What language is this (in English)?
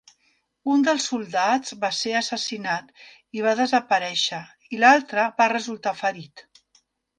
Catalan